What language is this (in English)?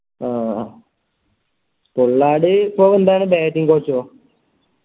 Malayalam